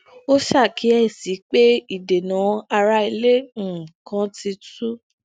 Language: Yoruba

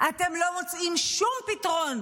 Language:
Hebrew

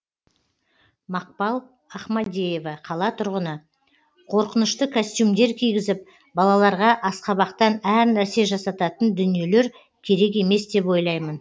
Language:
Kazakh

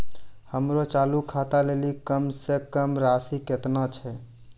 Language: Maithili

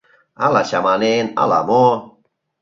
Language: Mari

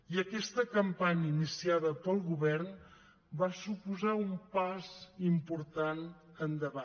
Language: Catalan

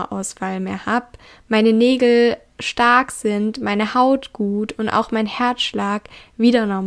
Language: German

